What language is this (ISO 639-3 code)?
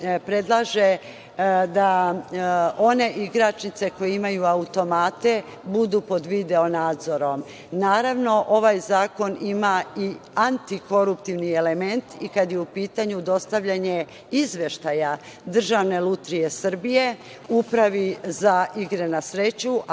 srp